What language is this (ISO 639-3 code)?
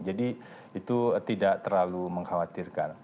ind